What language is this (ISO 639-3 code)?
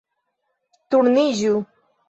epo